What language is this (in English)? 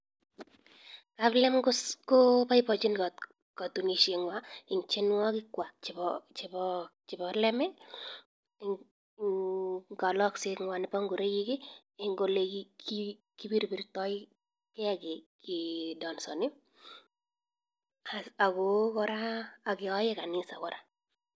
Kalenjin